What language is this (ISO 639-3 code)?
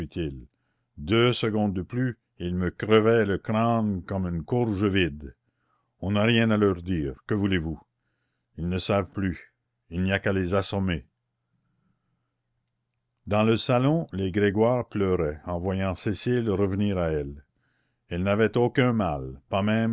fra